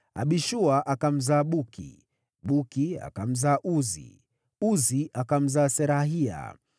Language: Swahili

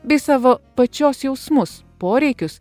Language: Lithuanian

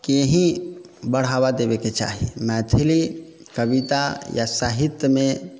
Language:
Maithili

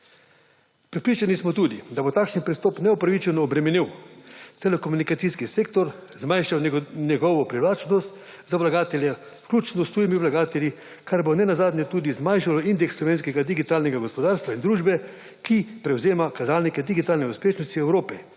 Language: Slovenian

